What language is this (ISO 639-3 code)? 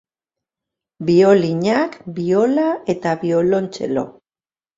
eus